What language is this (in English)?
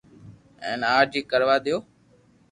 Loarki